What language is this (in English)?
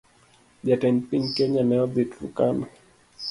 Luo (Kenya and Tanzania)